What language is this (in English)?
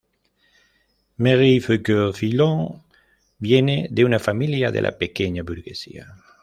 Spanish